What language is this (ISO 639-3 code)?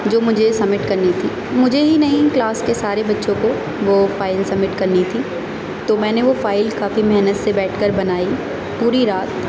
urd